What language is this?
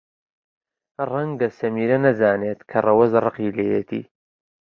Central Kurdish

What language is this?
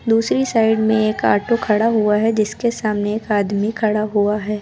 Hindi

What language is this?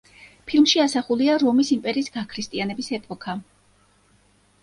Georgian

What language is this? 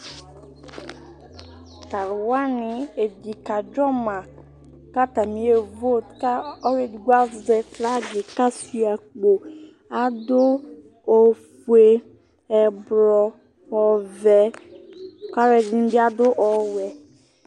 Ikposo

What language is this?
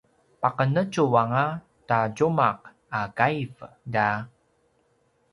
Paiwan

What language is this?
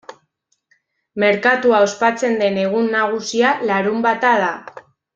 Basque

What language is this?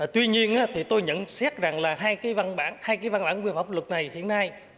Vietnamese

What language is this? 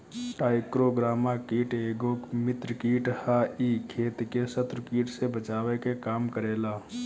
Bhojpuri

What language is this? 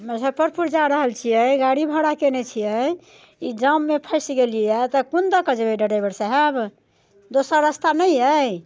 Maithili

